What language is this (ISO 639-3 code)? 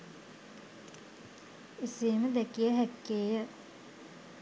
sin